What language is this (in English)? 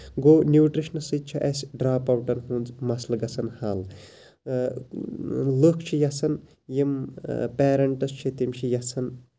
Kashmiri